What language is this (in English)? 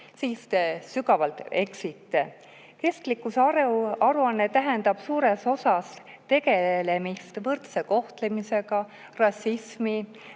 Estonian